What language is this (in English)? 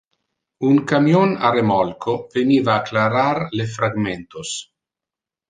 Interlingua